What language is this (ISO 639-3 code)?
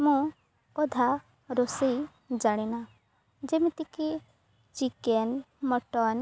ori